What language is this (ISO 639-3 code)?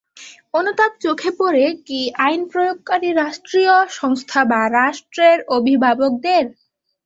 ben